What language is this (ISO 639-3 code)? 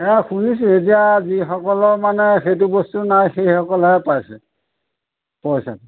asm